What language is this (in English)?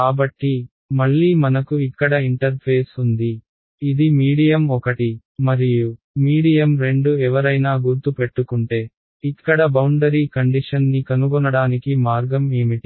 Telugu